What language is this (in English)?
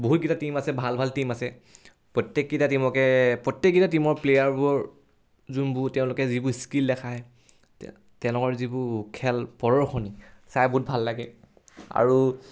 Assamese